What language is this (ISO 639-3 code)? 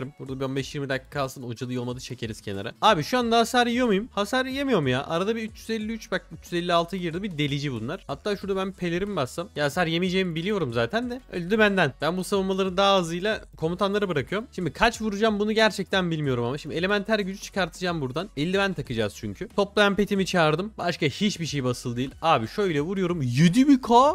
tur